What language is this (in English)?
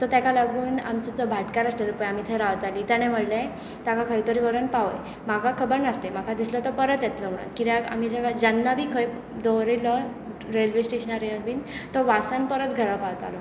Konkani